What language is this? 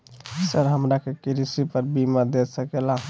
Magahi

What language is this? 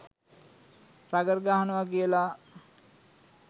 Sinhala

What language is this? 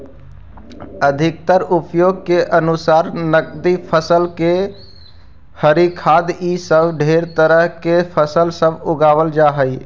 Magahi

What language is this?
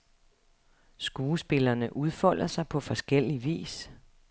Danish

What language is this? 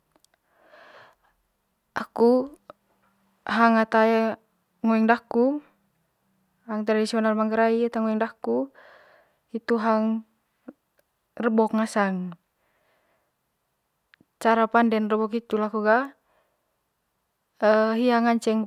Manggarai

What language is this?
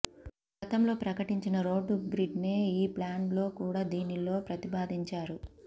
Telugu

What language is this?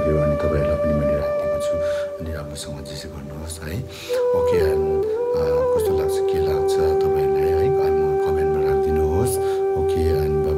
Korean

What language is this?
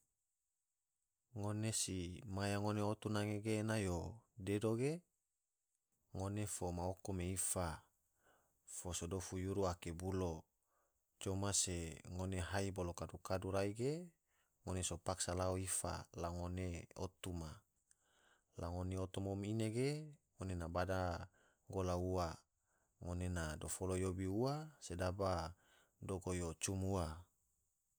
Tidore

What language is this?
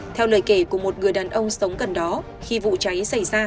Vietnamese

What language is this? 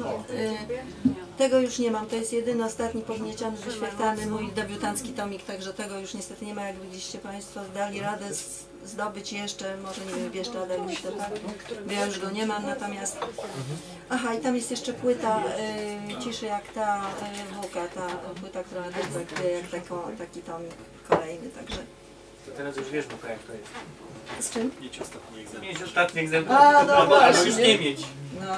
Polish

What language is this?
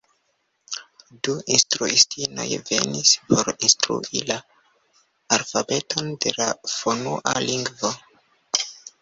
Esperanto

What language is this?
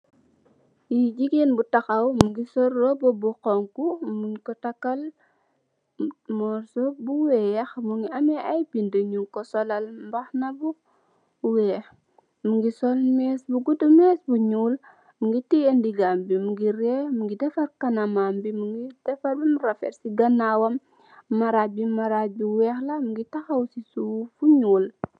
Wolof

